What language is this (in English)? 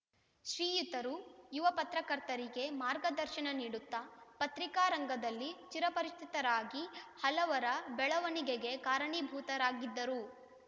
Kannada